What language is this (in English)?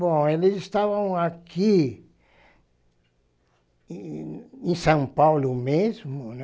Portuguese